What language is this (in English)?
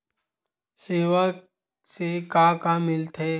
Chhattisgarhi